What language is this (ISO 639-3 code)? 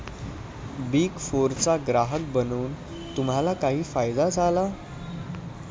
mar